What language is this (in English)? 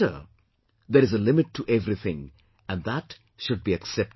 English